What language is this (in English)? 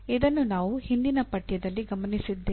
Kannada